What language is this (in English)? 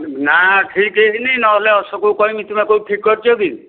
Odia